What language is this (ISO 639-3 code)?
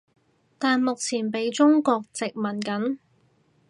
yue